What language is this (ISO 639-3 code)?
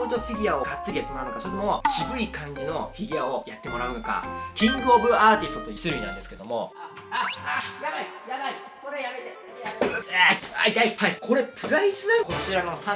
jpn